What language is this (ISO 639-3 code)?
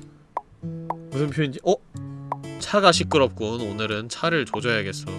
kor